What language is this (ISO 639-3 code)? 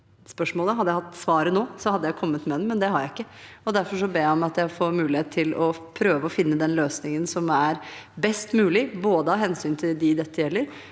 nor